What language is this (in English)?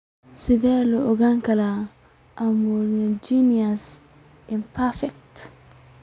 Somali